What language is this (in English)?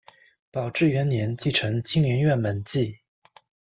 Chinese